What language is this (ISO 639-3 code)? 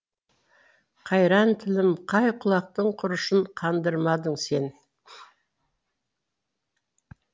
kaz